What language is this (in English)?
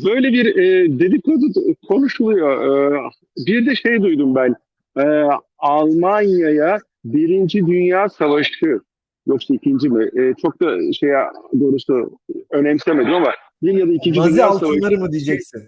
Turkish